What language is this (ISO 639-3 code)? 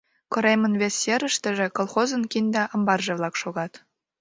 chm